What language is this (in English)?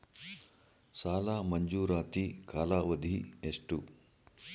Kannada